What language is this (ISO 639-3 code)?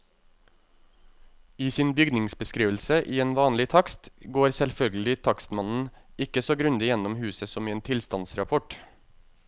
nor